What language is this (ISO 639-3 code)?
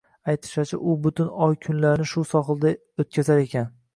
uzb